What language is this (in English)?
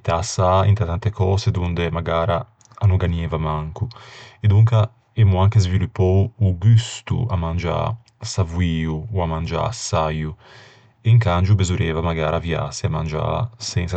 Ligurian